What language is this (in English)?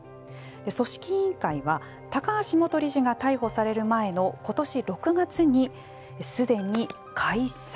Japanese